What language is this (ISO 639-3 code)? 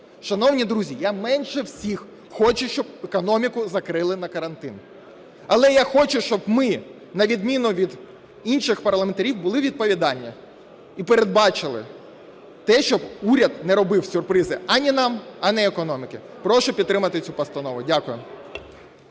ukr